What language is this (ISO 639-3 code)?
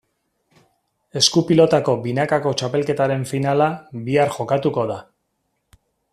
eus